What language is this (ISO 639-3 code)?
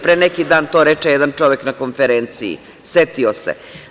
srp